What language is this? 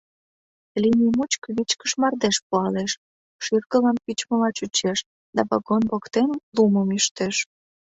Mari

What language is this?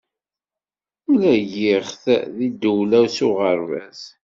Kabyle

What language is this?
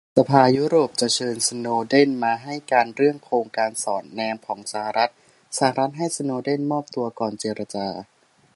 Thai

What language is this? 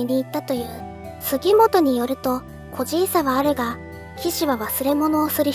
Japanese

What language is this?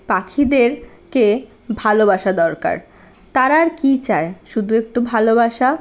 Bangla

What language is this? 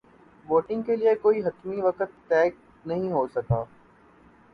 Urdu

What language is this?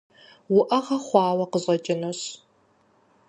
Kabardian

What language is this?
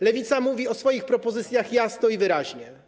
Polish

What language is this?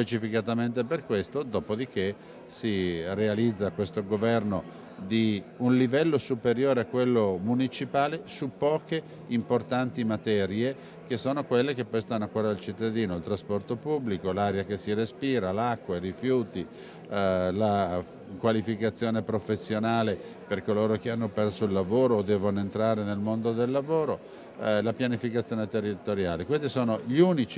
Italian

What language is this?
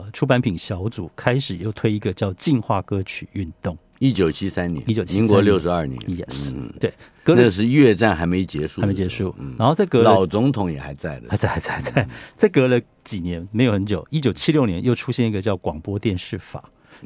Chinese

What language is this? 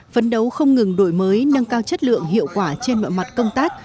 Vietnamese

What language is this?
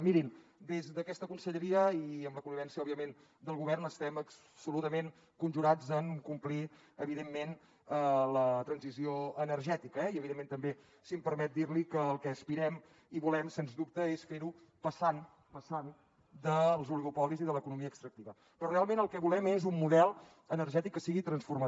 Catalan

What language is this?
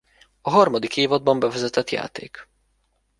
Hungarian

